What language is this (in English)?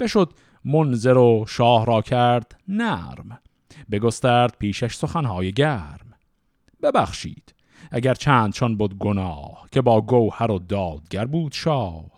Persian